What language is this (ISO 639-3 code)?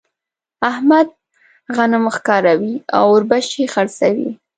pus